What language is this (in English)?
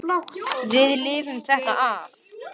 Icelandic